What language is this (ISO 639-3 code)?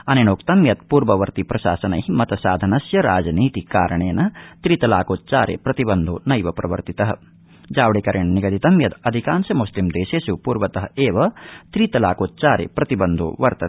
san